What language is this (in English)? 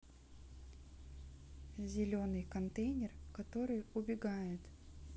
Russian